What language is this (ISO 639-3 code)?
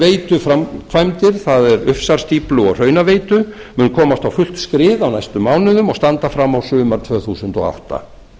isl